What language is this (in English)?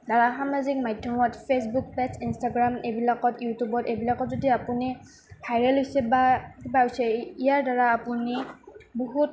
Assamese